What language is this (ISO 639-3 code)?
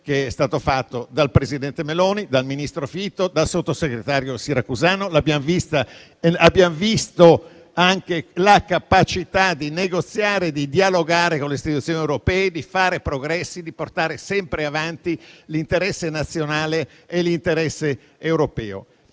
ita